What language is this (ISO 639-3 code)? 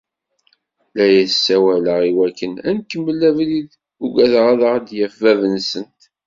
kab